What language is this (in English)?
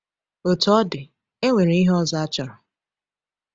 Igbo